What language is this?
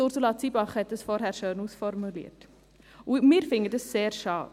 Swiss German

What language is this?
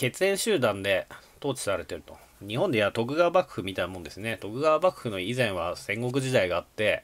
Japanese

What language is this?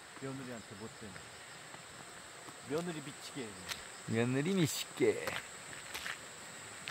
Korean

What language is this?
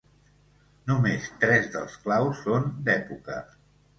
Catalan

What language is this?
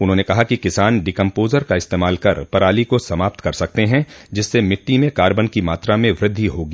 Hindi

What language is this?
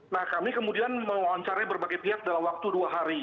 Indonesian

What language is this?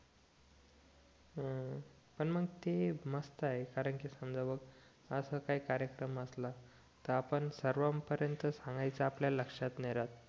Marathi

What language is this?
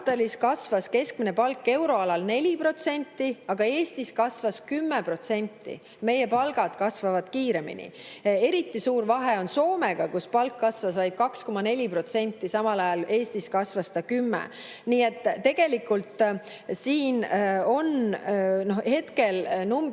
Estonian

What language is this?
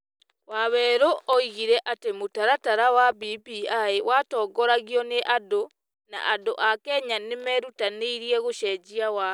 Kikuyu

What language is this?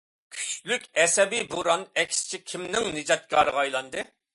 Uyghur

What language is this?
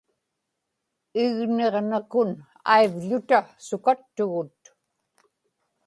Inupiaq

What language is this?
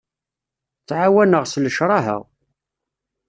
Kabyle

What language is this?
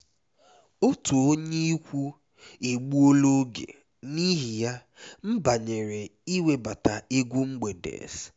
Igbo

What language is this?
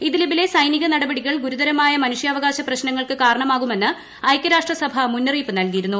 Malayalam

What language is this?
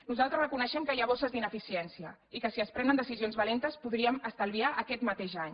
Catalan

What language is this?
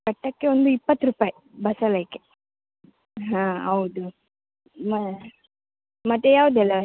Kannada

